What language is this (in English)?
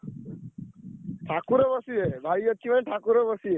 Odia